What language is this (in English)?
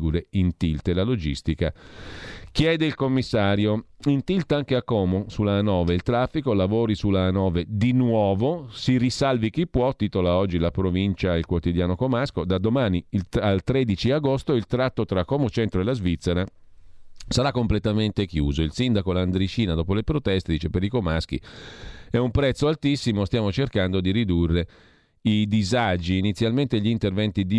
Italian